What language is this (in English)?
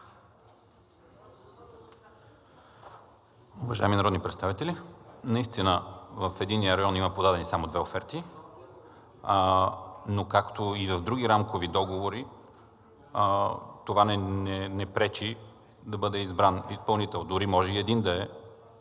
Bulgarian